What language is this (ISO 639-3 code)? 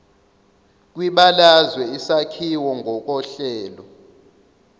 zul